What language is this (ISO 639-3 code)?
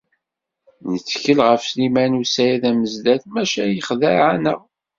kab